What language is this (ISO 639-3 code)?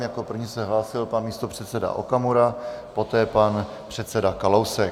ces